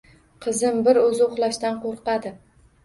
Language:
Uzbek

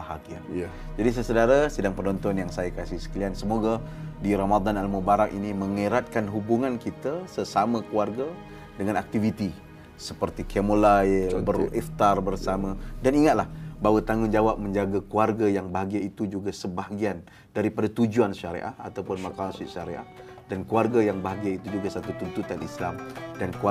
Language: Malay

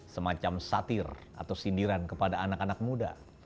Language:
Indonesian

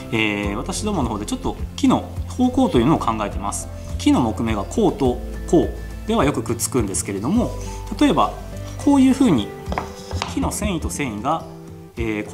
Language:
Japanese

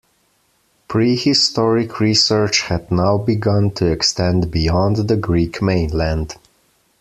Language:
English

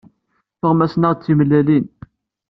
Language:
Kabyle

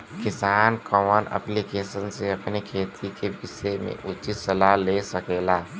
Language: Bhojpuri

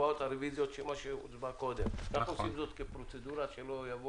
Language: Hebrew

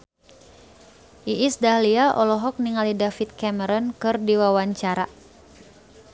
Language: Sundanese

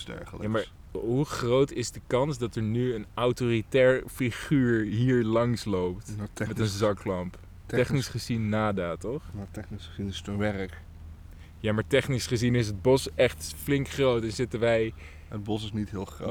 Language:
Dutch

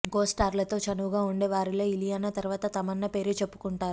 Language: Telugu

